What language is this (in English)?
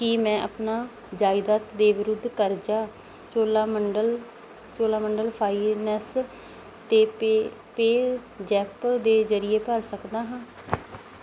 Punjabi